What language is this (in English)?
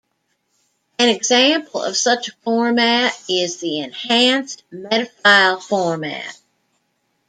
English